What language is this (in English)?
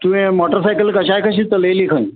Konkani